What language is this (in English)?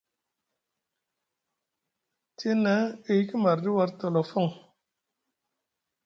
Musgu